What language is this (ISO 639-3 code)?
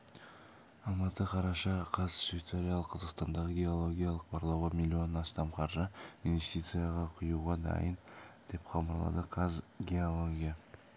kaz